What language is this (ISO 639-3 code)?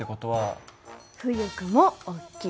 jpn